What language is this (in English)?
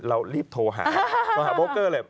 Thai